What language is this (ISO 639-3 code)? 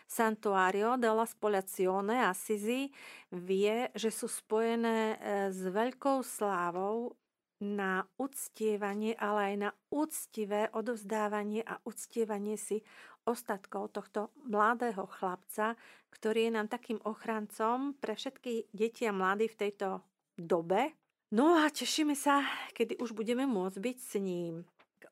slk